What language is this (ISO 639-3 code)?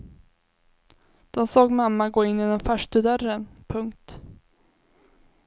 swe